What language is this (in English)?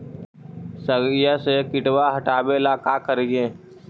Magahi